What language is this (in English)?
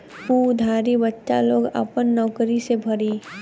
Bhojpuri